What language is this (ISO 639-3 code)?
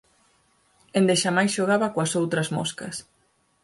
glg